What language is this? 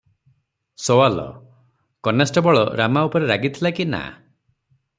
Odia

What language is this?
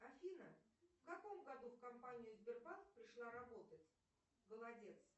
Russian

